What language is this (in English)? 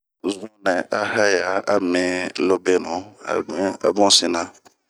Bomu